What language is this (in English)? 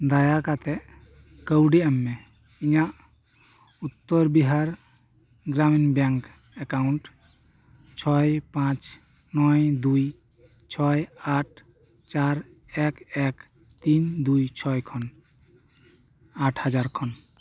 Santali